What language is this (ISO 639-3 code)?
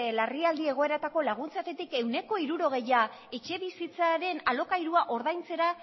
eus